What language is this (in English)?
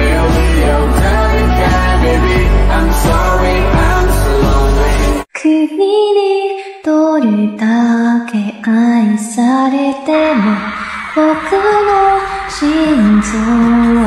Japanese